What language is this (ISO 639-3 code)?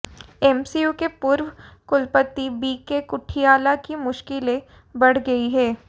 hin